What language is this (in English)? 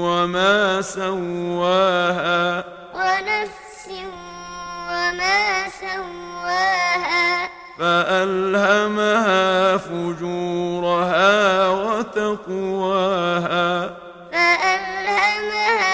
Arabic